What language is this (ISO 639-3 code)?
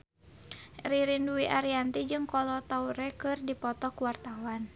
sun